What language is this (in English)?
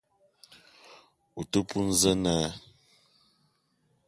Eton (Cameroon)